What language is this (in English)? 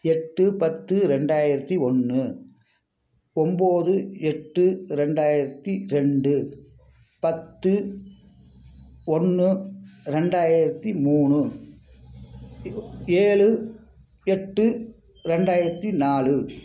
Tamil